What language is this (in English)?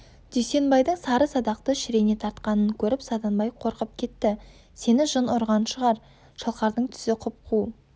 Kazakh